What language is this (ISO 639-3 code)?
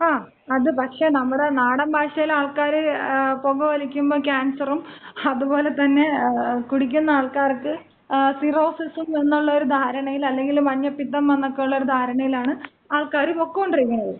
mal